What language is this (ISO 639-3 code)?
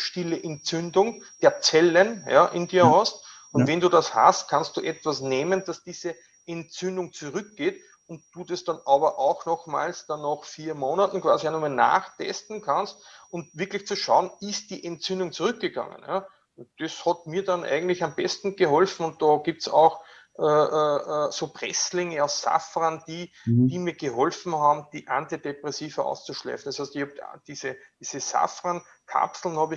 deu